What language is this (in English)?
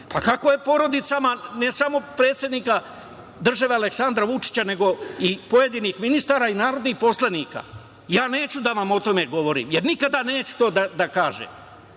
Serbian